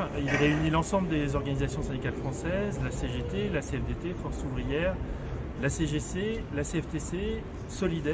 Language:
French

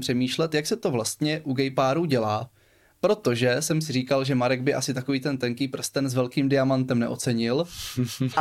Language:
Czech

